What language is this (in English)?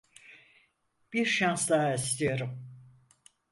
Turkish